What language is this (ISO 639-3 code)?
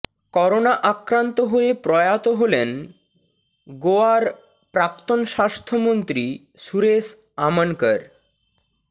ben